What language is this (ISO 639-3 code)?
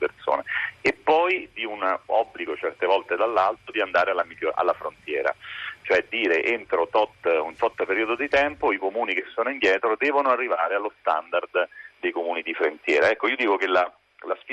ita